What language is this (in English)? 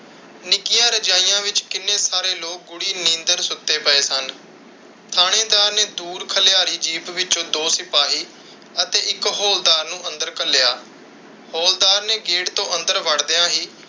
Punjabi